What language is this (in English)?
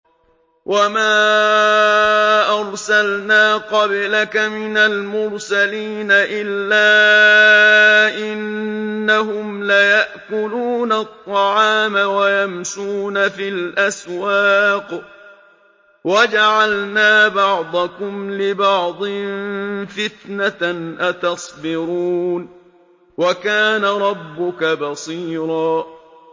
Arabic